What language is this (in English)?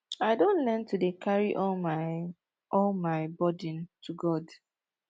Nigerian Pidgin